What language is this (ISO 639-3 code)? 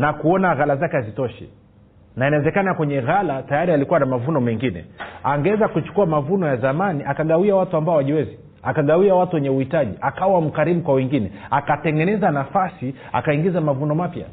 swa